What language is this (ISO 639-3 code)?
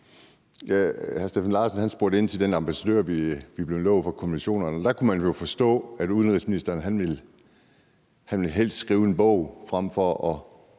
dan